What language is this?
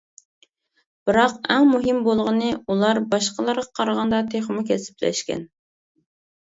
Uyghur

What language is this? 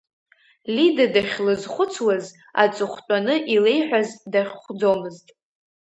Abkhazian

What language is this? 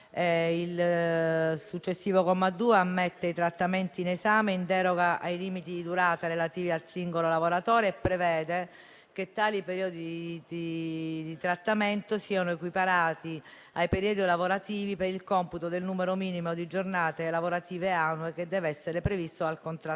Italian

